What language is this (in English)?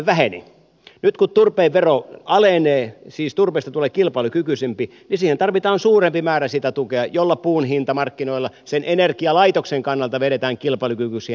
Finnish